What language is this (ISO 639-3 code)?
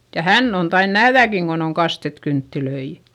fin